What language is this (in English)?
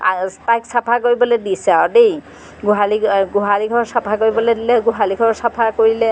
Assamese